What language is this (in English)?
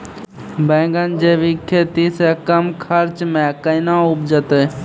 Maithili